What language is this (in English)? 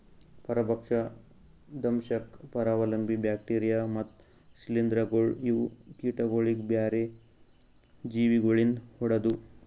Kannada